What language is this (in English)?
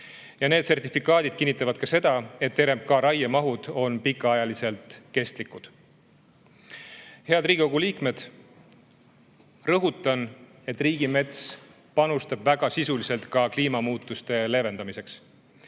Estonian